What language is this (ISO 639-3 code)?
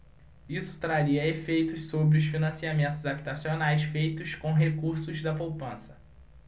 por